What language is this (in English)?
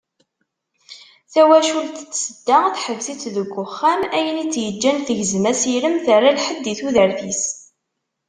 Kabyle